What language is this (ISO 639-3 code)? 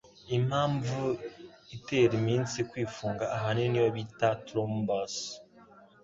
kin